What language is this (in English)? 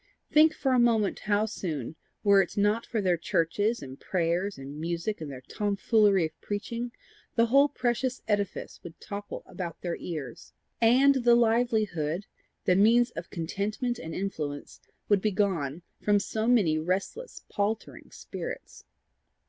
English